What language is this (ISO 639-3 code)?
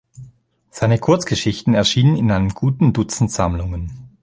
deu